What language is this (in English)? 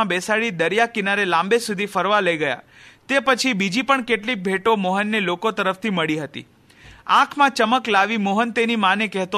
Hindi